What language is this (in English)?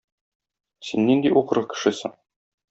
Tatar